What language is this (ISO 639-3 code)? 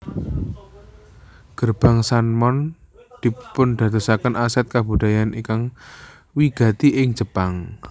jav